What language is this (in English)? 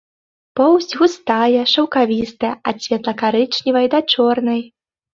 Belarusian